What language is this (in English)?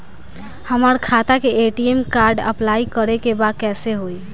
Bhojpuri